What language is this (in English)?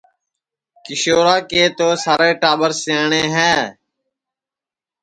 Sansi